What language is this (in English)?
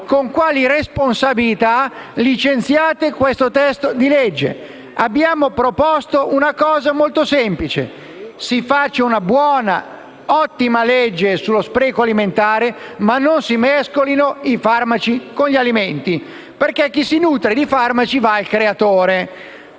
Italian